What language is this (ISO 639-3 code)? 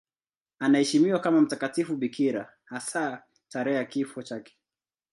swa